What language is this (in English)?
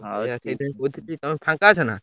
Odia